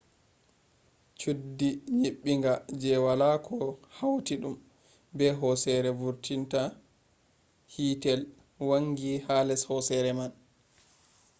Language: Fula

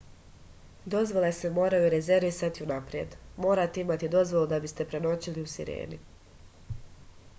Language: Serbian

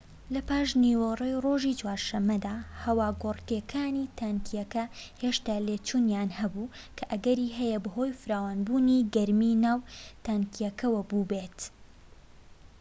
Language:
Central Kurdish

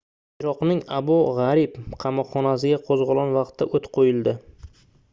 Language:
Uzbek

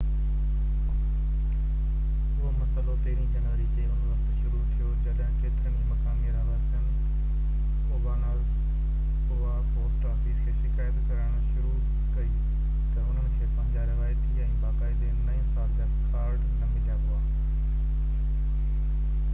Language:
Sindhi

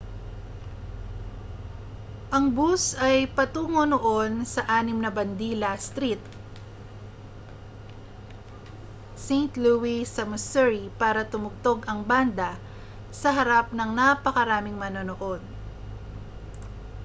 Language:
Filipino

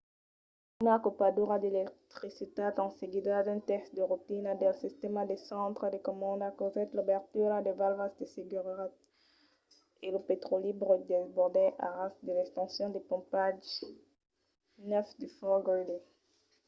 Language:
Occitan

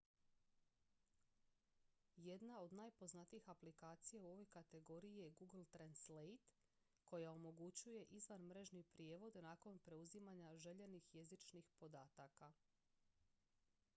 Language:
Croatian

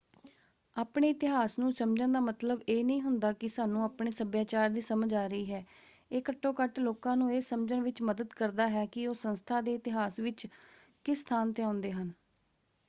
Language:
Punjabi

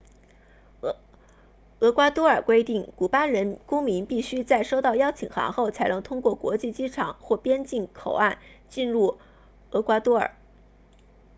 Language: Chinese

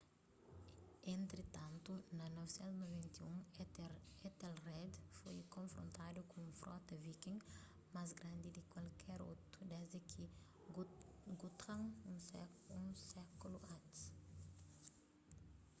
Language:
Kabuverdianu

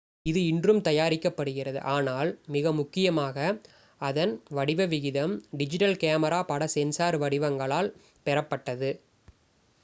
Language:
Tamil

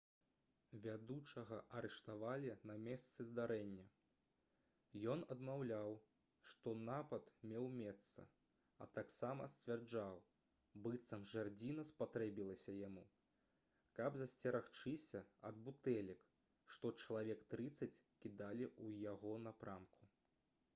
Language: Belarusian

